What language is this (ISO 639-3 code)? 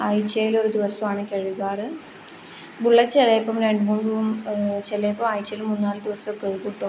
mal